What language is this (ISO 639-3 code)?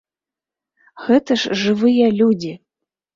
bel